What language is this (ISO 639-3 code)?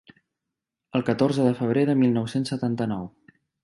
cat